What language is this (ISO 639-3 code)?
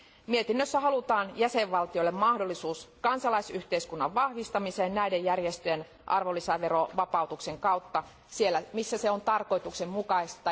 fin